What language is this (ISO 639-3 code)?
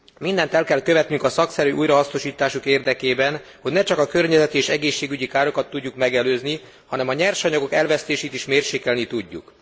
hun